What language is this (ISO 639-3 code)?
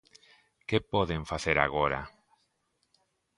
glg